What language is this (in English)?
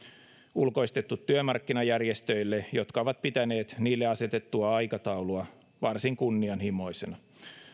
Finnish